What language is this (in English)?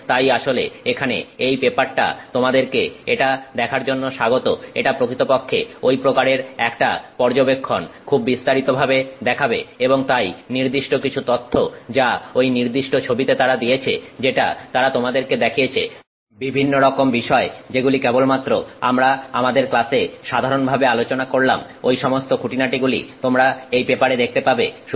Bangla